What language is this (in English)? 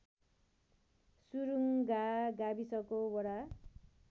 Nepali